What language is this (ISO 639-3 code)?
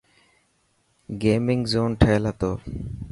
mki